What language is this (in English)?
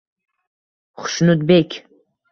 Uzbek